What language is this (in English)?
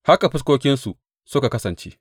Hausa